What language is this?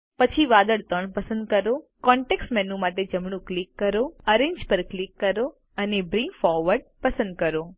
Gujarati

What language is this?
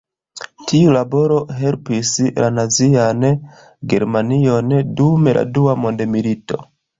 Esperanto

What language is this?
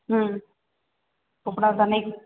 Odia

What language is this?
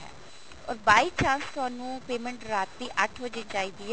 Punjabi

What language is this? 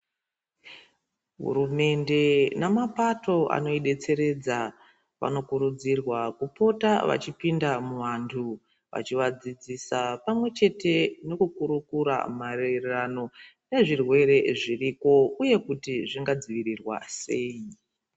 Ndau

